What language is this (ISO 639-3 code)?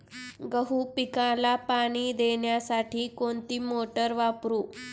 mar